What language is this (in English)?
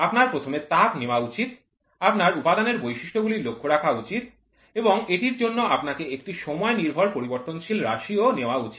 Bangla